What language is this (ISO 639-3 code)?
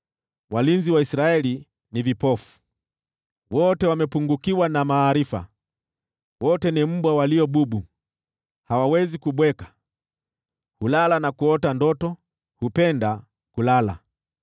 swa